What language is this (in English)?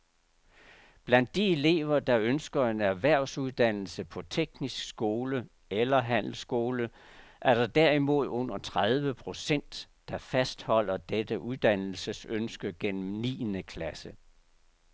Danish